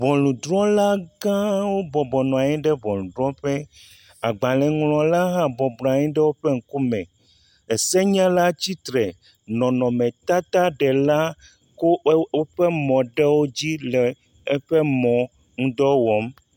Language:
Ewe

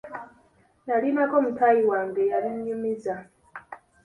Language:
Ganda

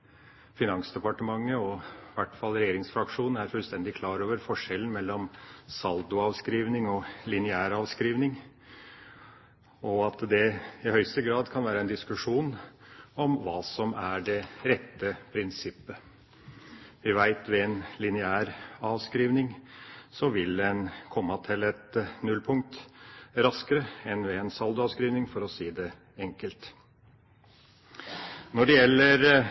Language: Norwegian Bokmål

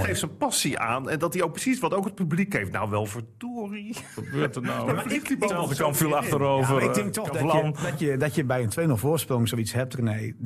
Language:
Dutch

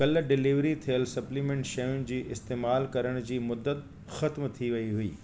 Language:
Sindhi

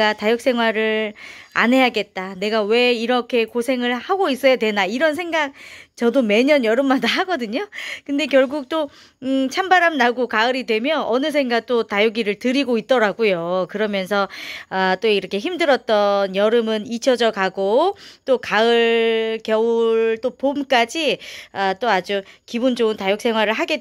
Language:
Korean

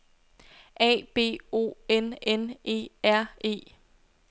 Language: Danish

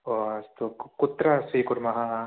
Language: Sanskrit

